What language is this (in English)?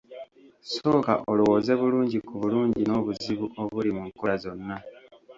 Ganda